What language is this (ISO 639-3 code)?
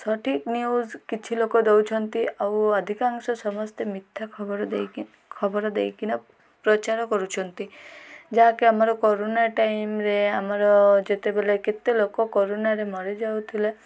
ori